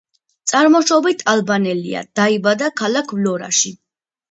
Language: Georgian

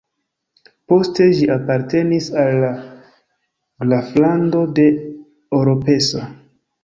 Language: Esperanto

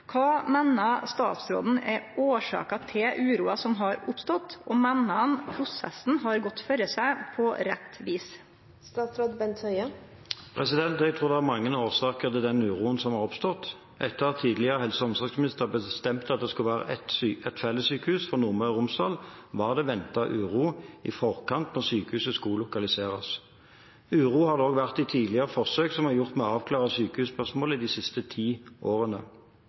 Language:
Norwegian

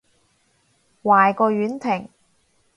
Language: Cantonese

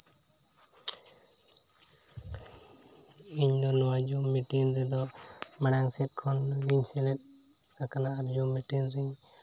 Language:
Santali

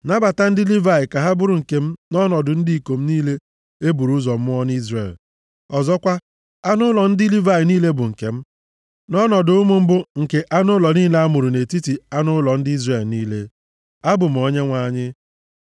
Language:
Igbo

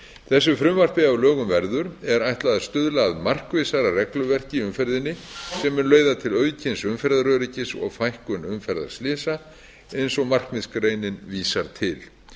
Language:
Icelandic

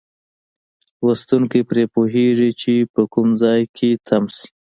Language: Pashto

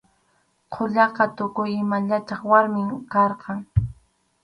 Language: Arequipa-La Unión Quechua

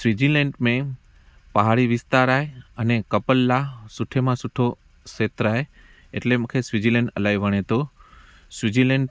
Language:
Sindhi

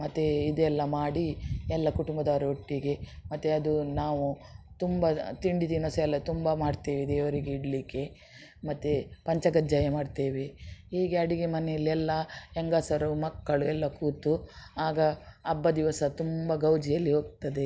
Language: Kannada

